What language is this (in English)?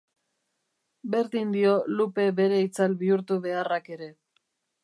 Basque